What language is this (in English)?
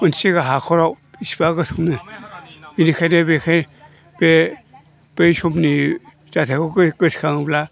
Bodo